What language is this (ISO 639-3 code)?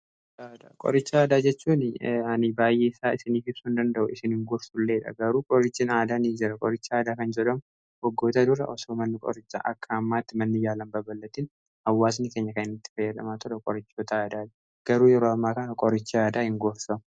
orm